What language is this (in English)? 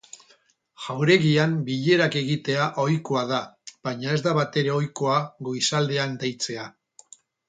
Basque